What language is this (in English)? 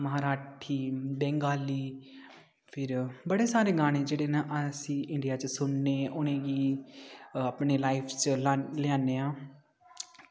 Dogri